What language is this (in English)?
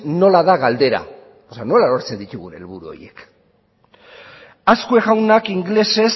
Basque